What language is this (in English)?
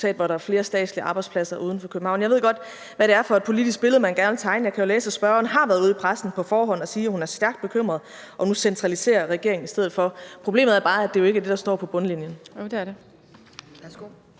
Danish